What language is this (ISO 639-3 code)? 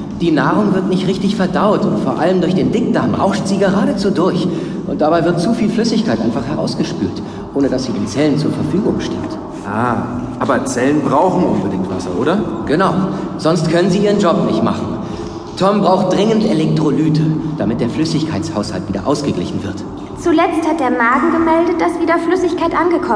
deu